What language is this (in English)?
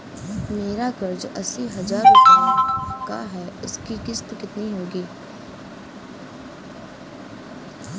Hindi